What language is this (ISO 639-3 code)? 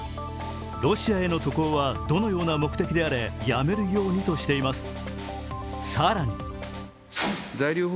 jpn